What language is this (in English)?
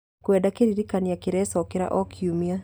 Kikuyu